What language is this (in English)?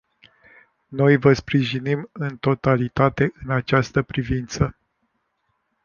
Romanian